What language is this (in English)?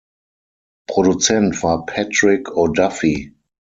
German